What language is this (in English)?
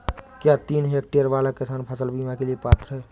Hindi